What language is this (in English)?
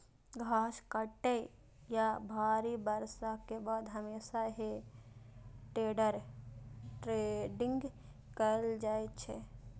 Maithili